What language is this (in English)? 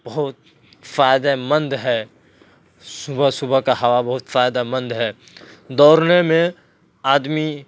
Urdu